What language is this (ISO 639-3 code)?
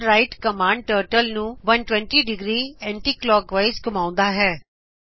pan